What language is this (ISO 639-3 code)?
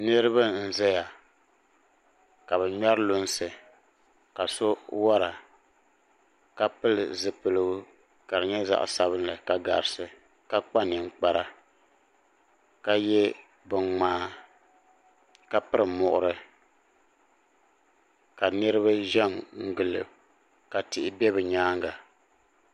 dag